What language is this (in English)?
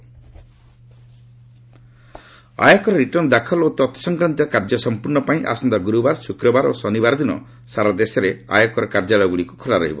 Odia